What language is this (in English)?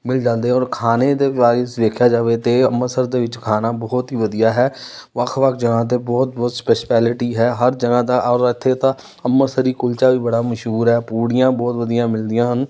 Punjabi